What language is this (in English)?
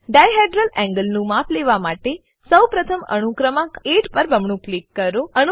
Gujarati